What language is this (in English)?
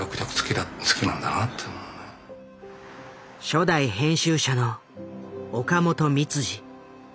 Japanese